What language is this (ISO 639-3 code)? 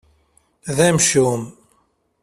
kab